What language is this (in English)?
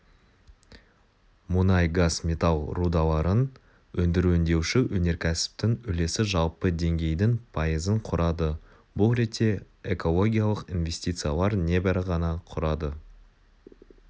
Kazakh